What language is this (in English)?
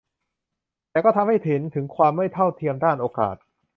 Thai